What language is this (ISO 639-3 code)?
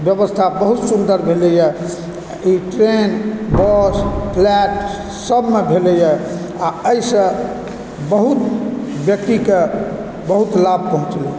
mai